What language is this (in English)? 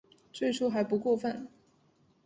Chinese